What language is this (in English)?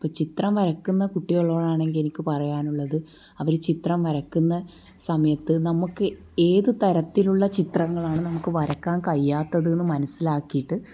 Malayalam